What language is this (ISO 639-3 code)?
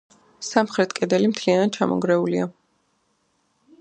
kat